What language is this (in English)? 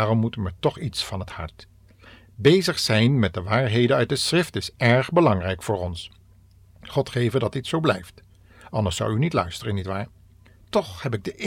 Dutch